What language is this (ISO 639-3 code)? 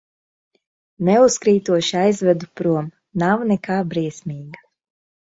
lav